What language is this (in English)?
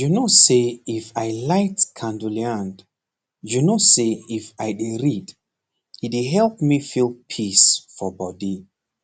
Nigerian Pidgin